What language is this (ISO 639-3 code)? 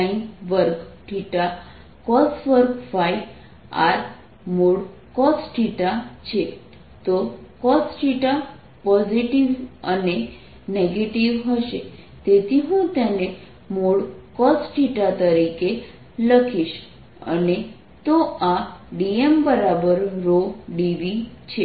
guj